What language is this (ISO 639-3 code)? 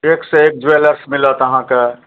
mai